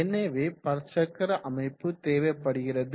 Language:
Tamil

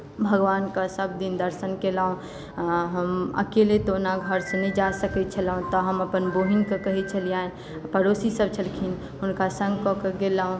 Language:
Maithili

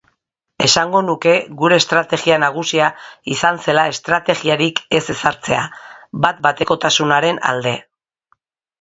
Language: Basque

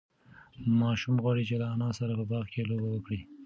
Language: Pashto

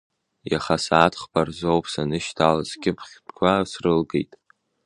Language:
Abkhazian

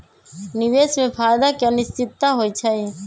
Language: Magahi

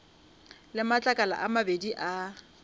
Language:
Northern Sotho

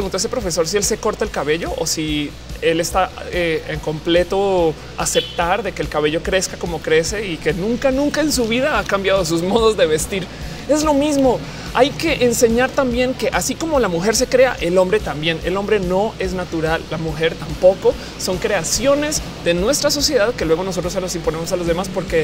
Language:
Spanish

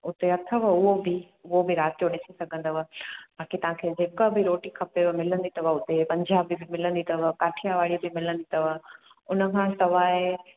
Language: Sindhi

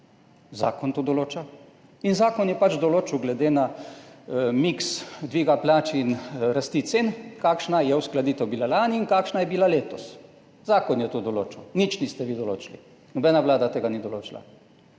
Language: Slovenian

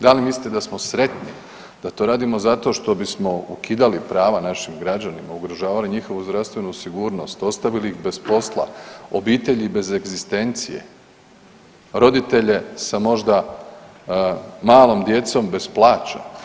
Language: Croatian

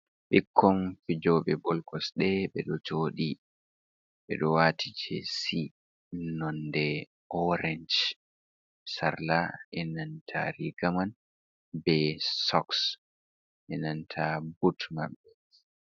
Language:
Fula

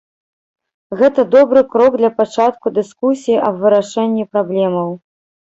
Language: Belarusian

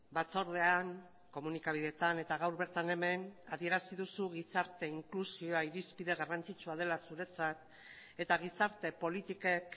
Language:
Basque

